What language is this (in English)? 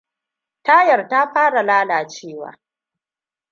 Hausa